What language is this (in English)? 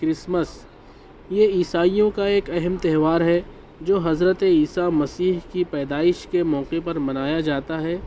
Urdu